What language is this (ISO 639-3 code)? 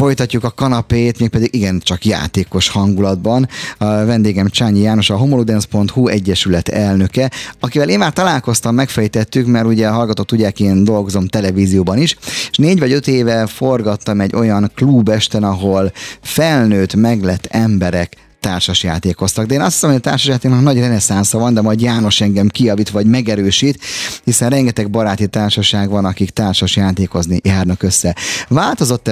hun